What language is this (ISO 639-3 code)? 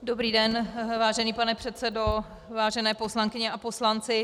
ces